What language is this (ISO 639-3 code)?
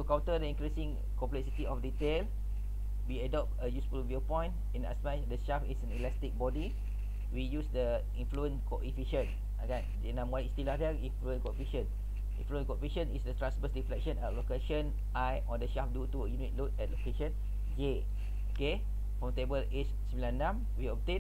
msa